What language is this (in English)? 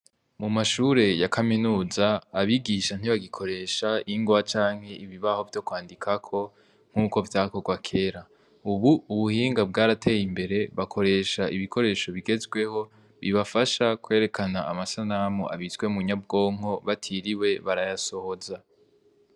Rundi